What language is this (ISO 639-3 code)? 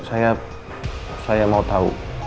ind